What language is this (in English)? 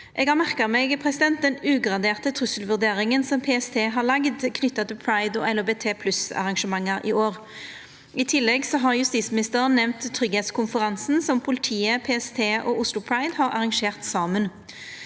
Norwegian